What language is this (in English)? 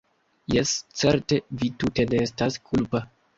Esperanto